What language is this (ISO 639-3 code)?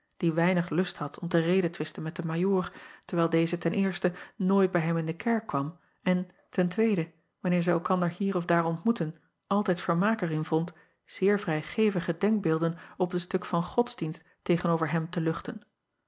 nld